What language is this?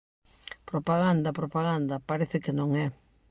Galician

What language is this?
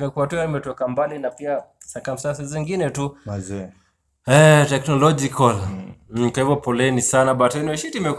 Swahili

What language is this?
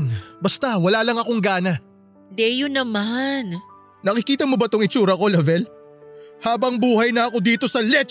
Filipino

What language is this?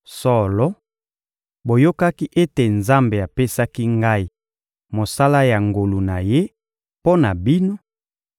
Lingala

